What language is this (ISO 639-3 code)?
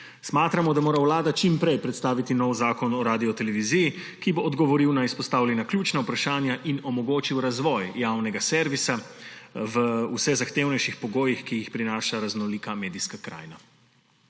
slv